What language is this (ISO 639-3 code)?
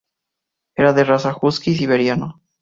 spa